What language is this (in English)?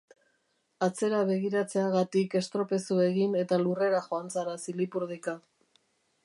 Basque